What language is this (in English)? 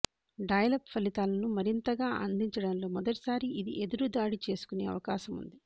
Telugu